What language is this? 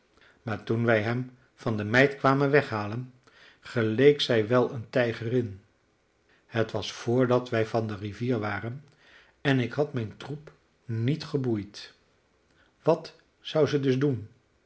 Dutch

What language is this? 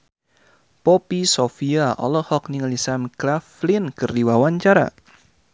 Sundanese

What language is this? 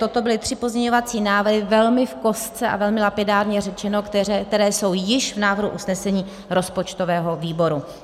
Czech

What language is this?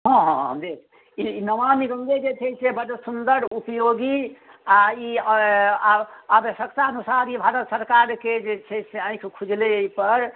Maithili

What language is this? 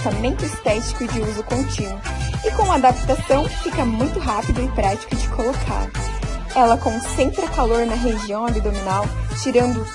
Portuguese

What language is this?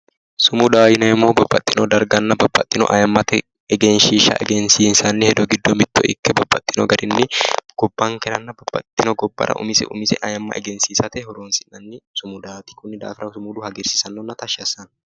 Sidamo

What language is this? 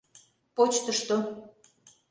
Mari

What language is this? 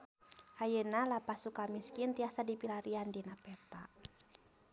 Sundanese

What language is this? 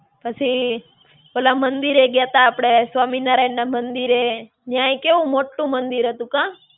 Gujarati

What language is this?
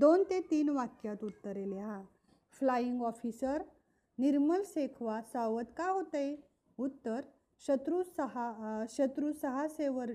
Marathi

